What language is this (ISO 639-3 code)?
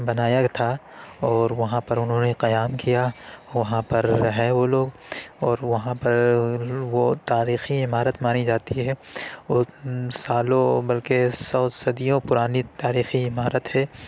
urd